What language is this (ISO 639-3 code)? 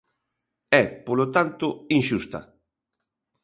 glg